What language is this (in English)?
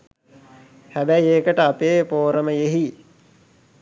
Sinhala